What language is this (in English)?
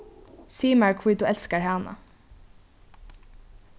Faroese